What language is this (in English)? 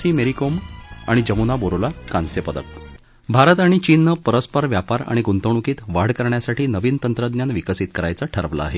Marathi